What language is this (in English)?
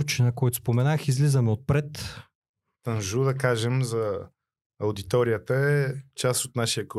Bulgarian